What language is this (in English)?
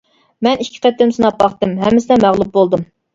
Uyghur